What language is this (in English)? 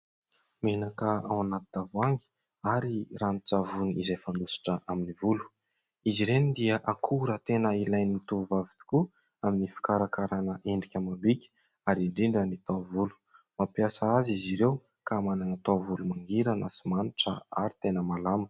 Malagasy